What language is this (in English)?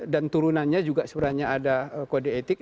Indonesian